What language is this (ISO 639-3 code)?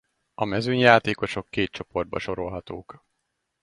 hun